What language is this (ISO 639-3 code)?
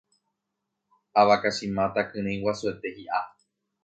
grn